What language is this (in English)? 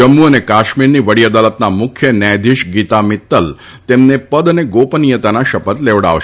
Gujarati